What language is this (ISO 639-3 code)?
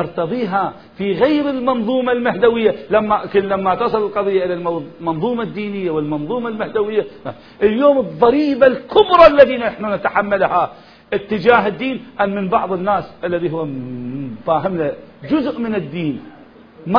ara